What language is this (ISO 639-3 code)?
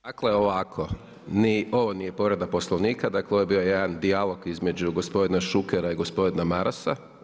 hrv